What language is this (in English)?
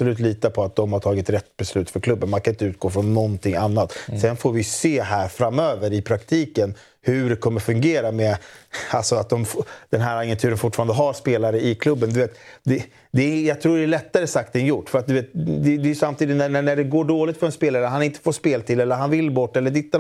Swedish